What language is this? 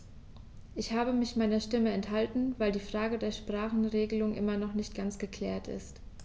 German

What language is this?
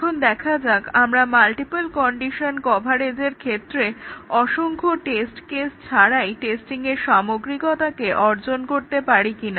Bangla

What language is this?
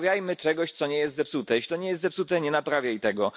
Polish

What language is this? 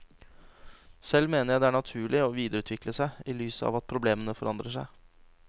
Norwegian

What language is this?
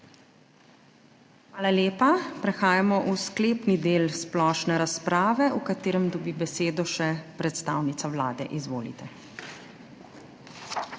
Slovenian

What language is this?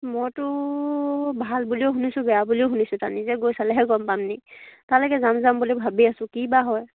Assamese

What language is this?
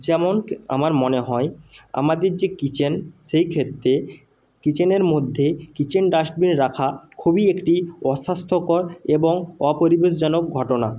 Bangla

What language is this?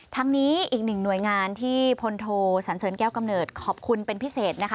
Thai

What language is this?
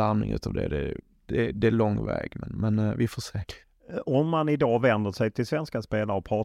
Swedish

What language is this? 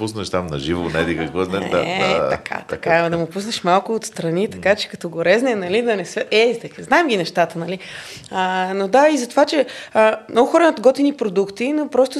Bulgarian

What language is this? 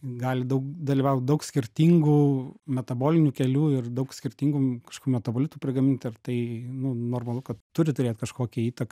Lithuanian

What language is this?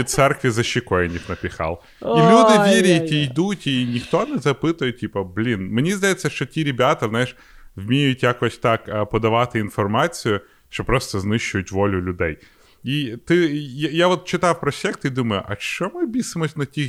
Ukrainian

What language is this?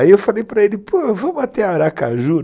Portuguese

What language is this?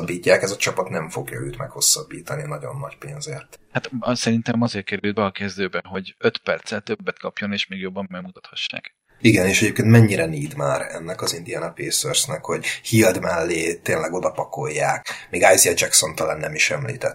Hungarian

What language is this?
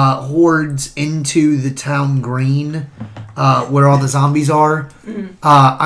English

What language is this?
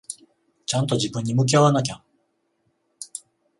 Japanese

